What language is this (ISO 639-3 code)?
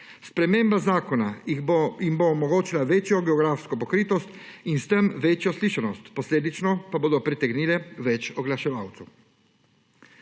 slv